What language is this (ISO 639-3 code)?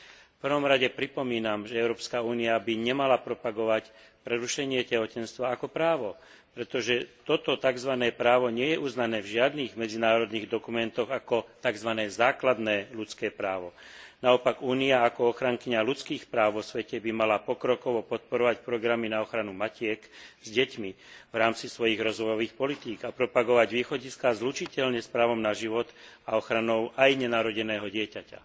slk